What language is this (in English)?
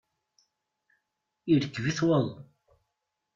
Kabyle